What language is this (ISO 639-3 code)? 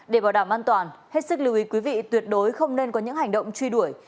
vie